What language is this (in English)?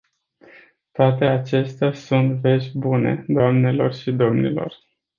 Romanian